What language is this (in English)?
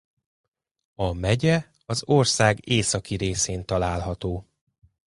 Hungarian